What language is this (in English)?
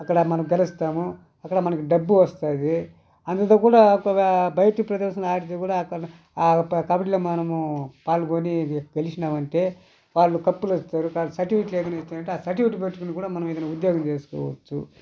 Telugu